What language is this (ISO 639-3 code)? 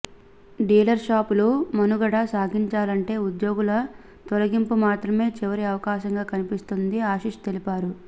tel